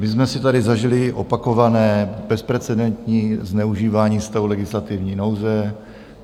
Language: Czech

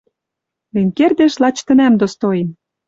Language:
Western Mari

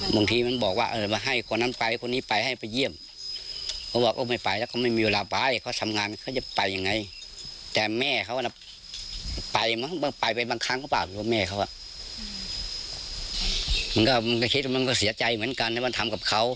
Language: Thai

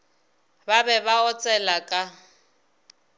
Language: Northern Sotho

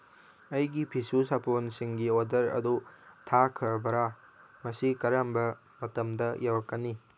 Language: Manipuri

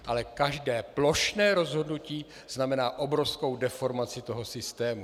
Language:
Czech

